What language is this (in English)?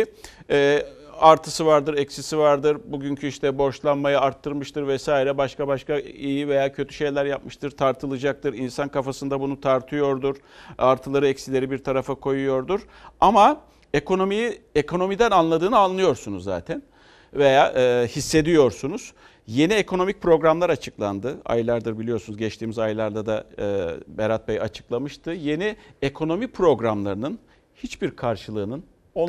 Turkish